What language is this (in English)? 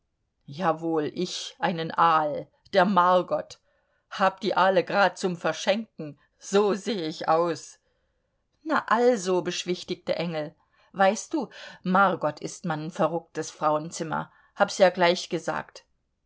German